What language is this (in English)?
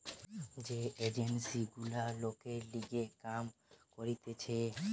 Bangla